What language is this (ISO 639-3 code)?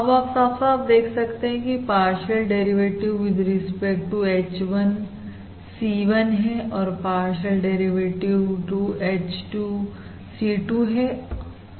hin